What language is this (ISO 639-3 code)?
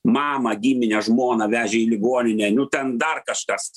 lit